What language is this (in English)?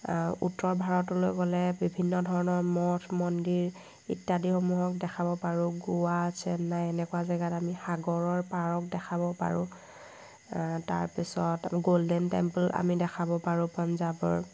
Assamese